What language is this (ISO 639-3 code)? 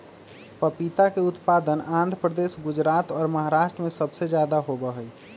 mag